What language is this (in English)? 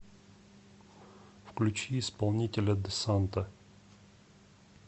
Russian